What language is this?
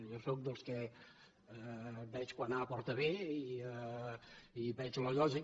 Catalan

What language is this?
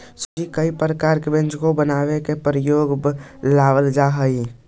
Magahi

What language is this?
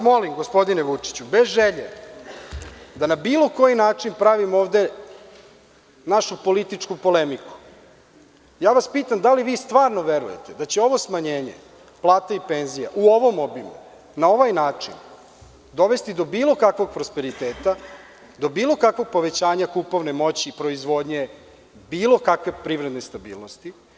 Serbian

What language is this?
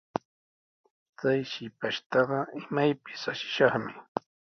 Sihuas Ancash Quechua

